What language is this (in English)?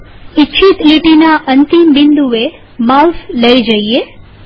Gujarati